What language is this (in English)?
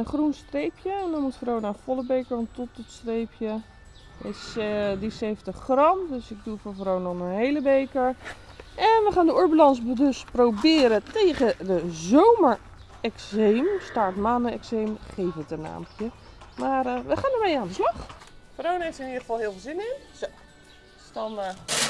Dutch